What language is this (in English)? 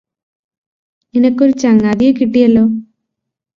Malayalam